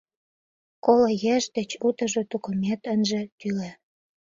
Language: Mari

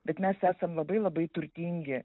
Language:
Lithuanian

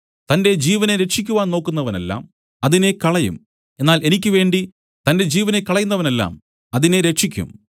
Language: Malayalam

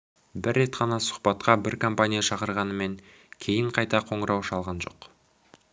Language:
Kazakh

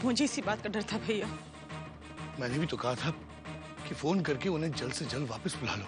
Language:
Hindi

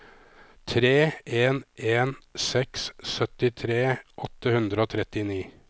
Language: Norwegian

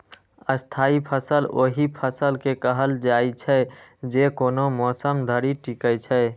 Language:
Maithili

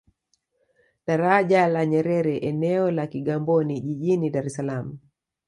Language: Swahili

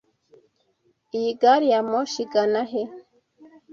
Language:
Kinyarwanda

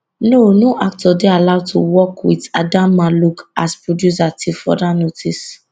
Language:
Nigerian Pidgin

